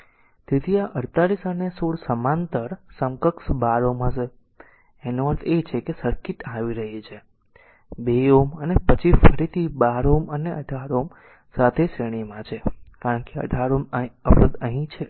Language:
Gujarati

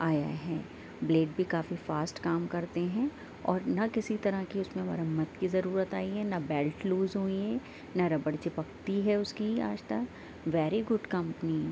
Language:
Urdu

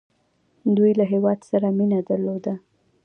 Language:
Pashto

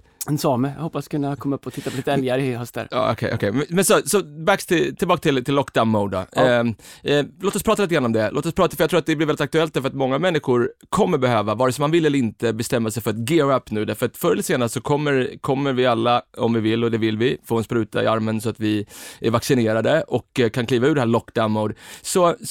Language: Swedish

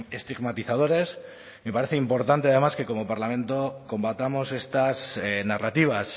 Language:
Spanish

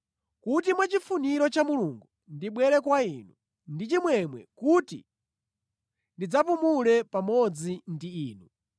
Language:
Nyanja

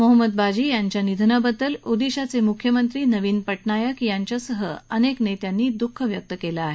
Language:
Marathi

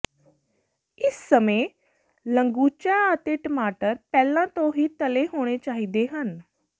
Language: Punjabi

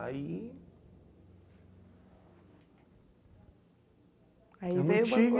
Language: Portuguese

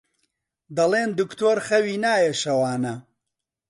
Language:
Central Kurdish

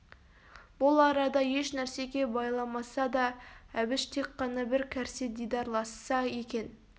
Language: Kazakh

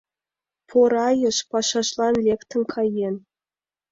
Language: Mari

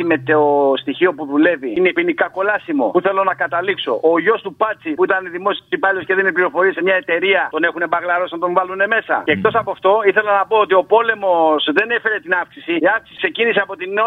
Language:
Greek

